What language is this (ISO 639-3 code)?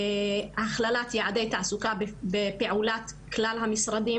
heb